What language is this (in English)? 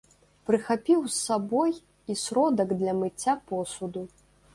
Belarusian